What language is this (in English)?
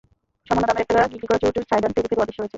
Bangla